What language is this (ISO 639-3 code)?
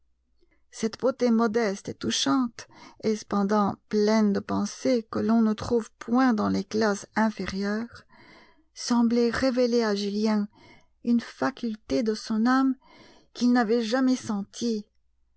fra